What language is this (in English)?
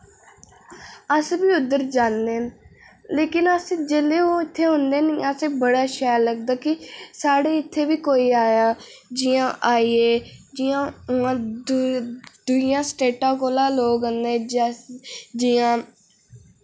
Dogri